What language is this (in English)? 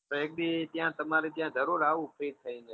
Gujarati